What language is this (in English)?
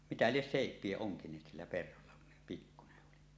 Finnish